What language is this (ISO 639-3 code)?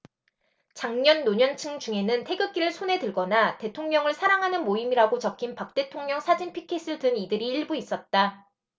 kor